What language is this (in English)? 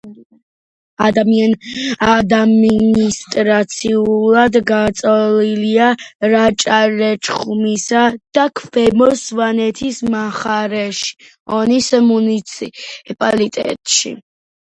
Georgian